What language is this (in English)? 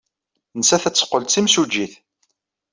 Kabyle